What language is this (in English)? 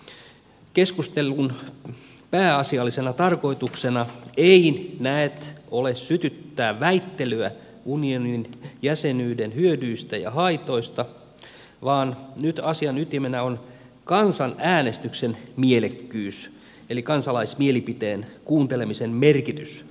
Finnish